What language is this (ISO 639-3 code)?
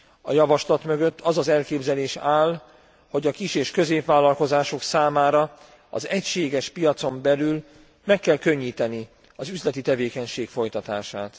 hun